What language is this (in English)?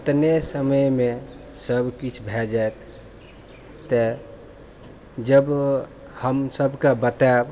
Maithili